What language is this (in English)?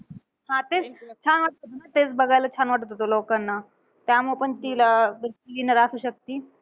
Marathi